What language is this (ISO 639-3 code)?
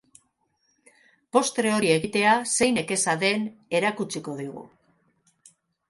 eus